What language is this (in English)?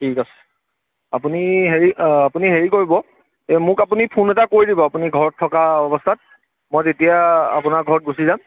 Assamese